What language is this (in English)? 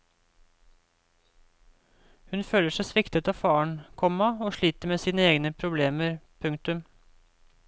Norwegian